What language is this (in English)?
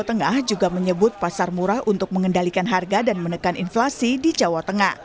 Indonesian